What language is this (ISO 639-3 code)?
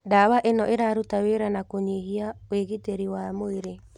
kik